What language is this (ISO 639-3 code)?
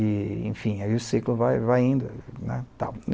por